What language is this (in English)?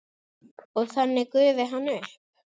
Icelandic